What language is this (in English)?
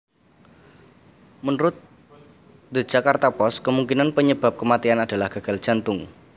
Javanese